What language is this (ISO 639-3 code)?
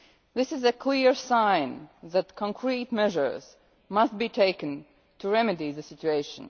eng